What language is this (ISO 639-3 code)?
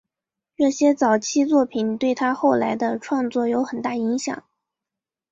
zho